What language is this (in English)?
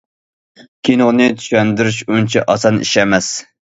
Uyghur